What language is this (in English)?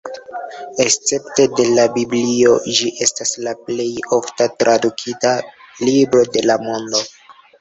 Esperanto